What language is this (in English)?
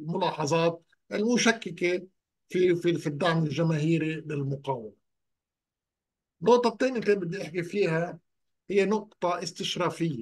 Arabic